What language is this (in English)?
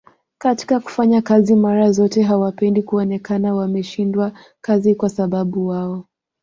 Swahili